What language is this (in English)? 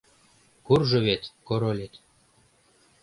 Mari